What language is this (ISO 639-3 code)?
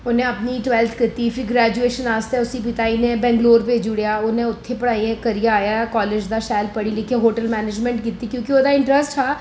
doi